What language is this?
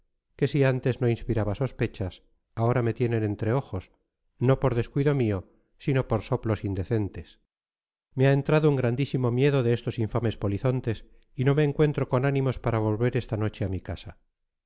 Spanish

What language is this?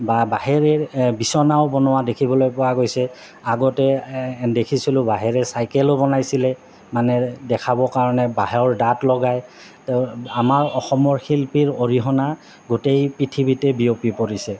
Assamese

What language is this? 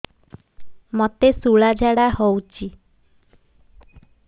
Odia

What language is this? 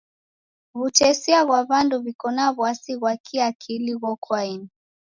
Taita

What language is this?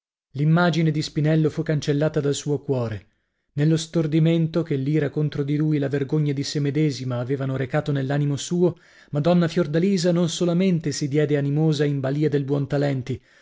Italian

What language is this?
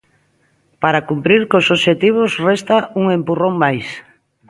Galician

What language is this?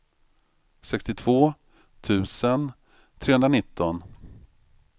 Swedish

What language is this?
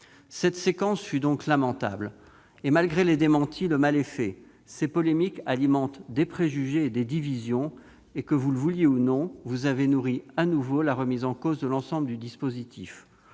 French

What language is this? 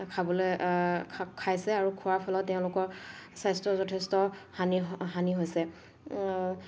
Assamese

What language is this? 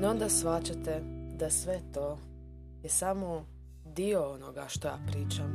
Croatian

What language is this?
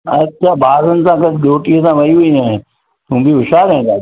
Sindhi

